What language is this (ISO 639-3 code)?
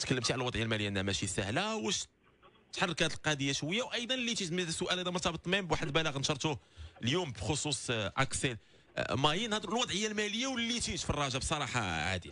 ara